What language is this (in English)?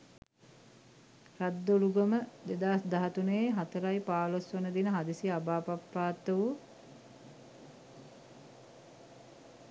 Sinhala